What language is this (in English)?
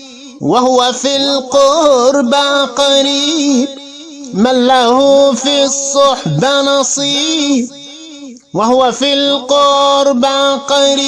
Arabic